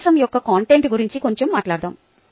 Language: Telugu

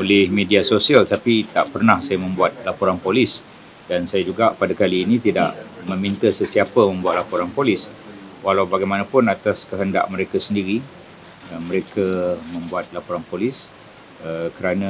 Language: Malay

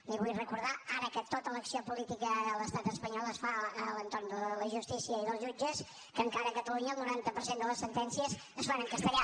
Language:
Catalan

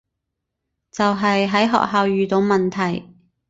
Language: Cantonese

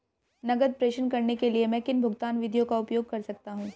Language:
Hindi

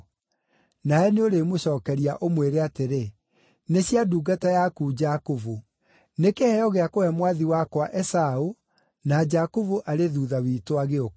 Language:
Kikuyu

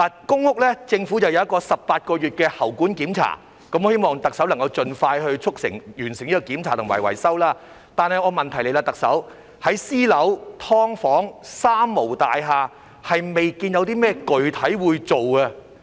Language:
Cantonese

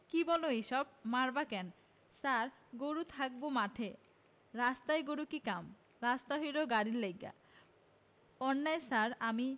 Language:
Bangla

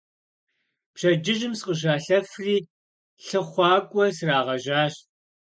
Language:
Kabardian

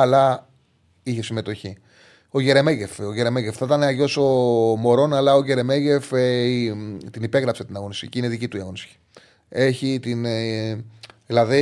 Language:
Greek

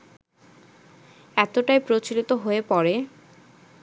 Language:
Bangla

